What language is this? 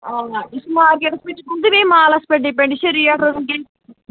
Kashmiri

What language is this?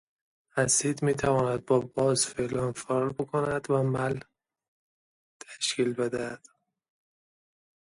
Persian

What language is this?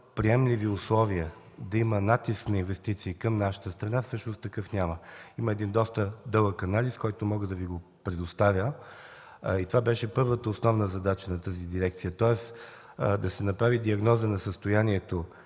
Bulgarian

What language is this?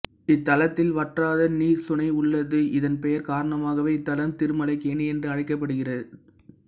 Tamil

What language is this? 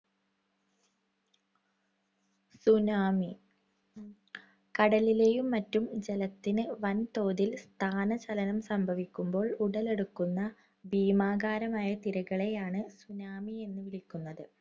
Malayalam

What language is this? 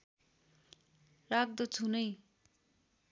Nepali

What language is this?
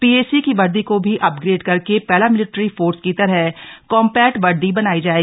Hindi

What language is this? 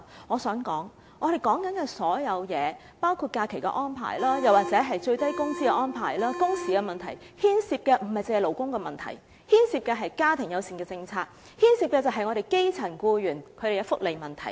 Cantonese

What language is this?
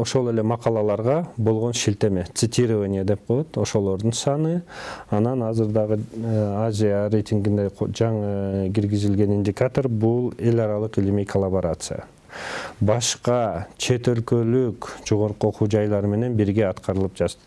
Turkish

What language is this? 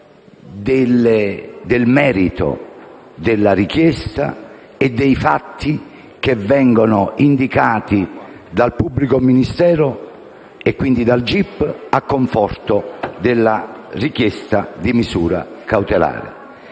Italian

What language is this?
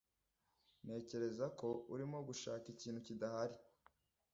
Kinyarwanda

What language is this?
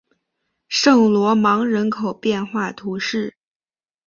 Chinese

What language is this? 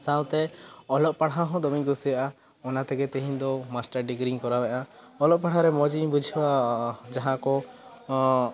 Santali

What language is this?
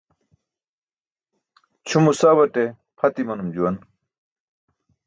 Burushaski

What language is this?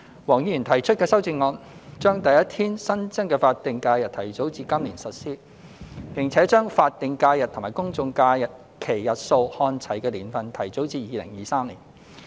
Cantonese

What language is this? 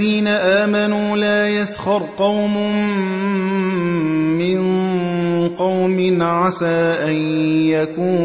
Arabic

